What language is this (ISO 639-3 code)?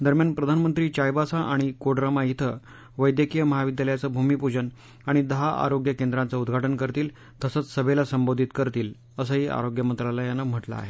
mar